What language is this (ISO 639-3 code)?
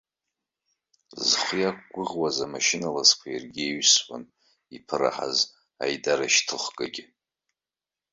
abk